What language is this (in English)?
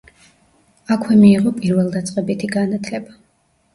Georgian